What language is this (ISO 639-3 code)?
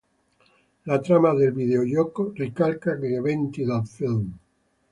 ita